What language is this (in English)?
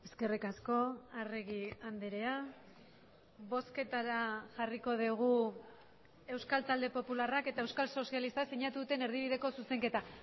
Basque